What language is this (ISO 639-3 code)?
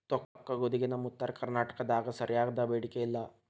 kan